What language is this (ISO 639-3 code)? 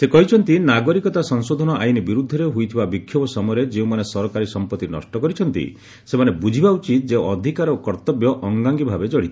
ori